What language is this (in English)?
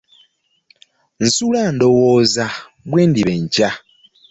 Ganda